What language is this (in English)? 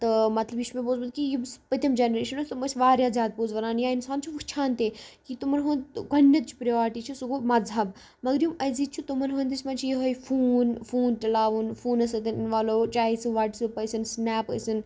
Kashmiri